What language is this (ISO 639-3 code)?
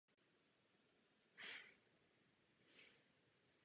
ces